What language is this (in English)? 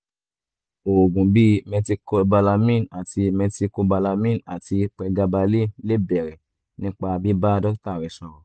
Yoruba